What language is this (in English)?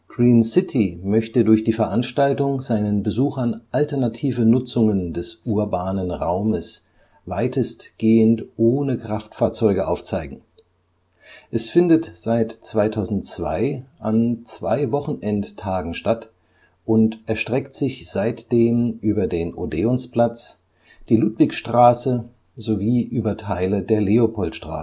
German